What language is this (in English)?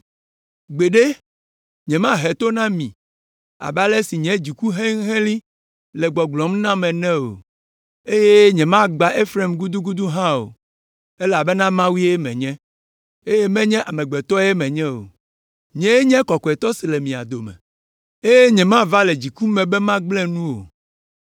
Ewe